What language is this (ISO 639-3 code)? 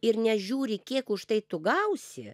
lit